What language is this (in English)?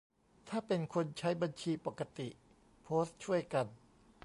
Thai